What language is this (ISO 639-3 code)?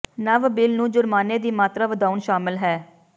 pan